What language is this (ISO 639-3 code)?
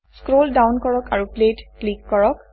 asm